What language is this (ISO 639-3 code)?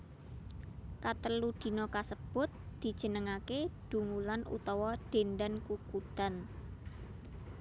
jav